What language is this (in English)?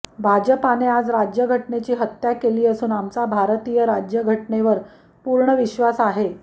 Marathi